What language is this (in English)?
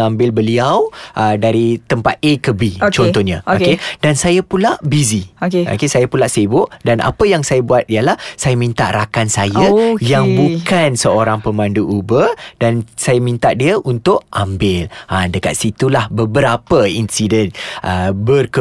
Malay